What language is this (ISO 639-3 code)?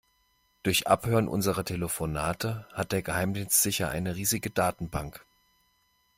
deu